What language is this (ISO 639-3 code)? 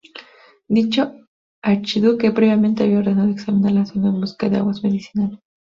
spa